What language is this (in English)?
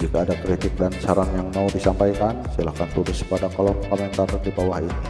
Indonesian